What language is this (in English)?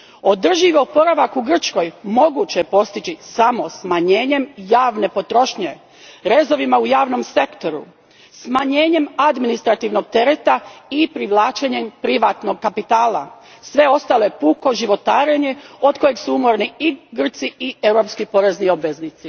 Croatian